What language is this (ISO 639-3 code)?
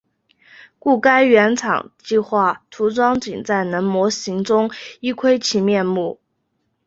zho